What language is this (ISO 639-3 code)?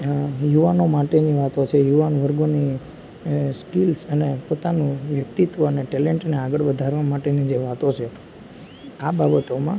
guj